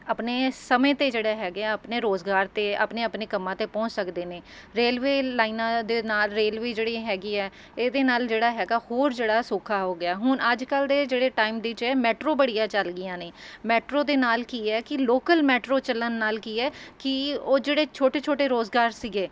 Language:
Punjabi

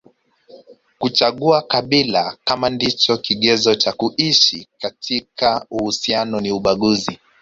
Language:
Swahili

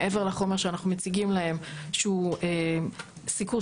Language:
Hebrew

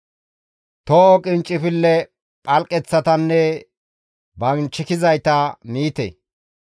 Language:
Gamo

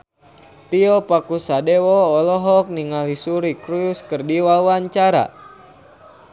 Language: Sundanese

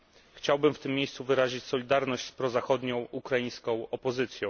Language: Polish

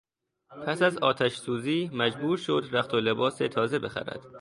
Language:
Persian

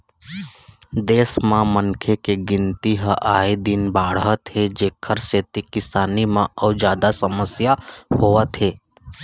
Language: Chhattisgarhi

